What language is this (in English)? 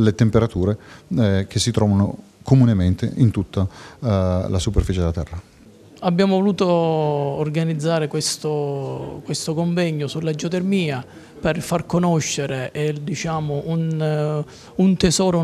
Italian